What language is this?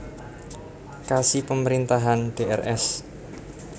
Javanese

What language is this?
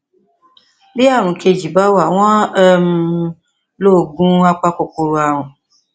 Yoruba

